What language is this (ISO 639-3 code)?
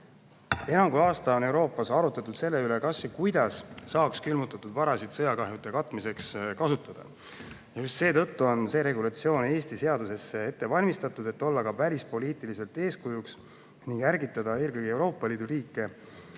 est